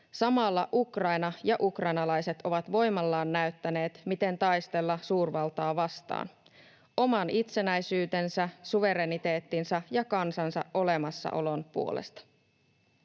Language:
Finnish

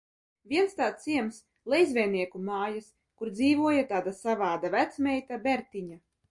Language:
Latvian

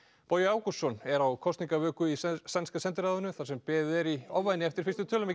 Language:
Icelandic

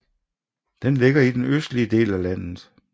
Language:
Danish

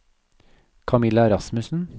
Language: Norwegian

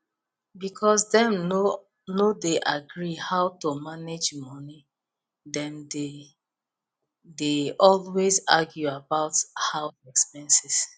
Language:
Nigerian Pidgin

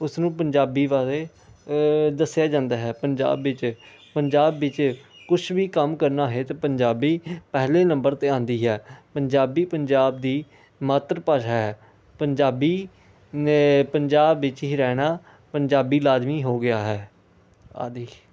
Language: Punjabi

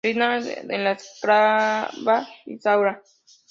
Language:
Spanish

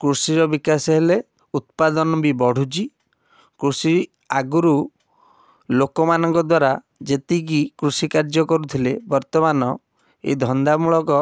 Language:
Odia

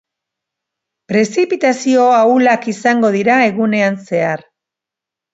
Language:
Basque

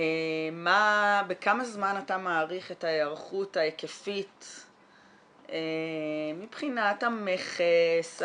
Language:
Hebrew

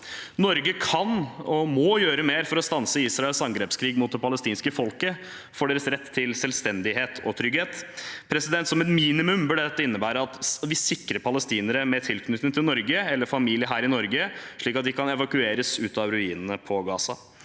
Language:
Norwegian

